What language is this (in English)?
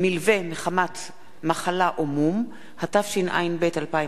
Hebrew